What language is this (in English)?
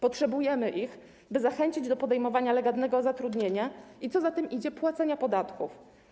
Polish